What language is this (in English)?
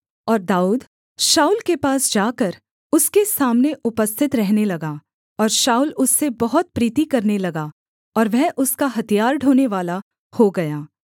Hindi